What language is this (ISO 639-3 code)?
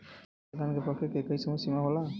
bho